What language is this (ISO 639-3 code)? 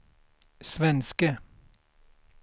swe